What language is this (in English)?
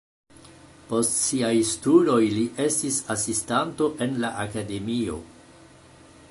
Esperanto